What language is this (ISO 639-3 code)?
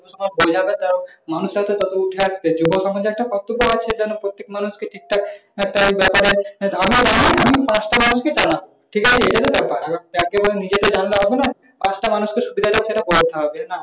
ben